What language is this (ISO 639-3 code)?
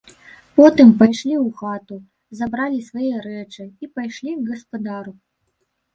bel